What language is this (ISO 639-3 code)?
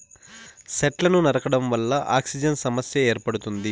tel